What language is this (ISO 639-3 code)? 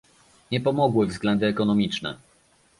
pol